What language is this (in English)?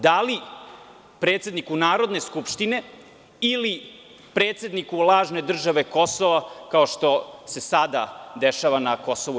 Serbian